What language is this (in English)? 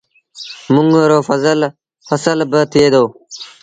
Sindhi Bhil